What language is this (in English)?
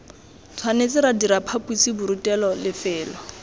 Tswana